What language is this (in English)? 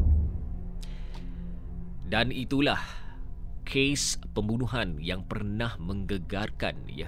Malay